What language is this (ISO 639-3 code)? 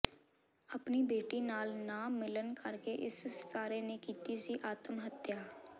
pan